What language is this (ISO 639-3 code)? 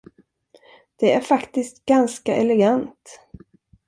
swe